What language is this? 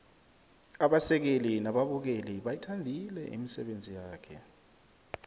South Ndebele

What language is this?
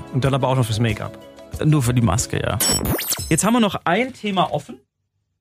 German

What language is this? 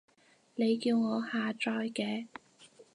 Cantonese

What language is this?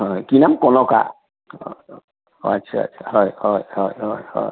Assamese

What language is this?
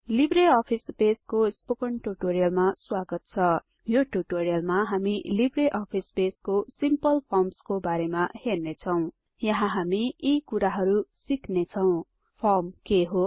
Nepali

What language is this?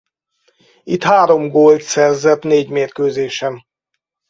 Hungarian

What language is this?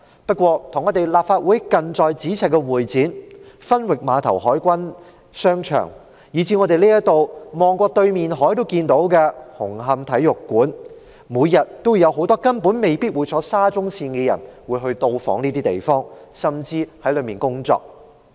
Cantonese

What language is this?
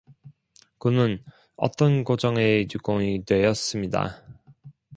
Korean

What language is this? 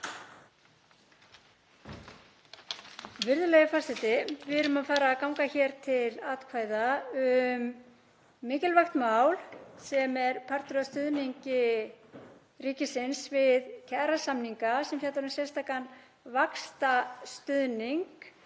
Icelandic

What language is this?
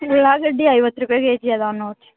Kannada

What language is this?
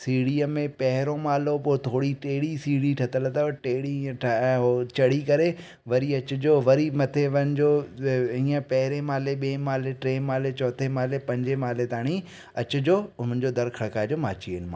Sindhi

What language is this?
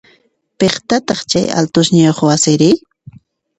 Puno Quechua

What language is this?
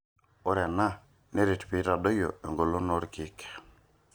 Masai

